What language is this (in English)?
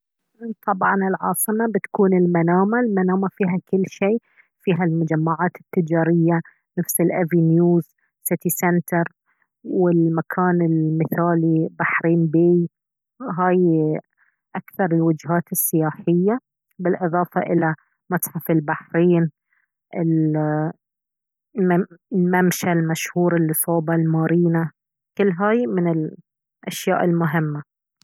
Baharna Arabic